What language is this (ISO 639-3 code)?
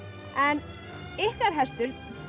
isl